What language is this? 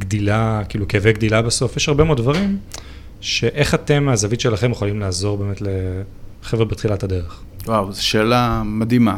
Hebrew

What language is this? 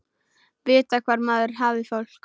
Icelandic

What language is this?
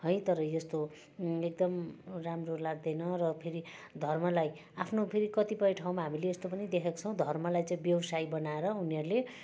Nepali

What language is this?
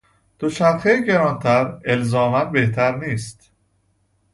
Persian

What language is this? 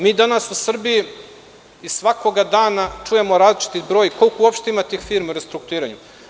Serbian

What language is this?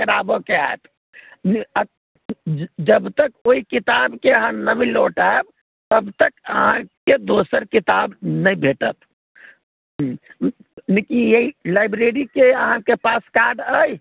Maithili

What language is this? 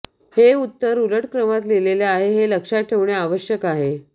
Marathi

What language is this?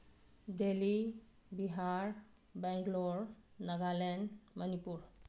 Manipuri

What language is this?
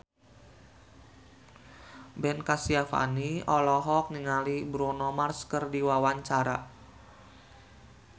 Sundanese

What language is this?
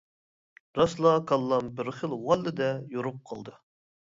Uyghur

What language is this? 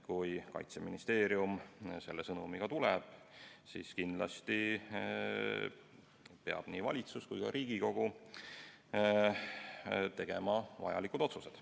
Estonian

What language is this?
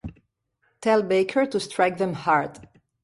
Catalan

